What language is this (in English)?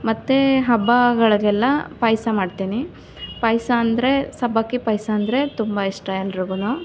Kannada